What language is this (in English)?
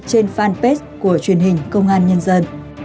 Vietnamese